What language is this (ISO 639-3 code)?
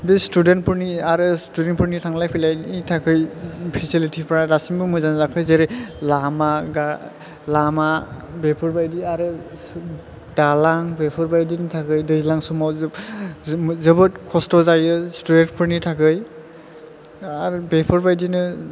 brx